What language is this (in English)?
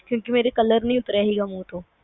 Punjabi